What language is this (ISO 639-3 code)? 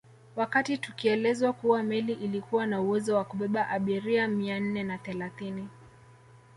swa